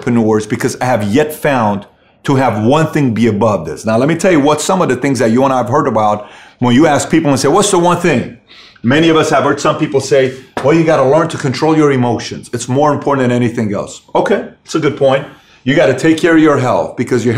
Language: English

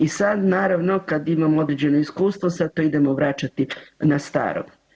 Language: Croatian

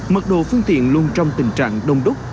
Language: Vietnamese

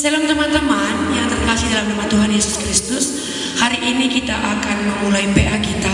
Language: Indonesian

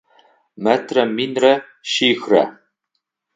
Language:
Adyghe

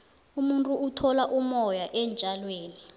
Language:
South Ndebele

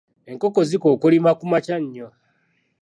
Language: Ganda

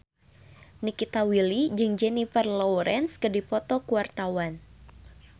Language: Sundanese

